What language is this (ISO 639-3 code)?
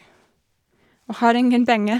nor